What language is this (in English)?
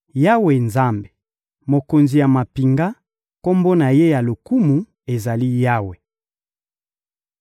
Lingala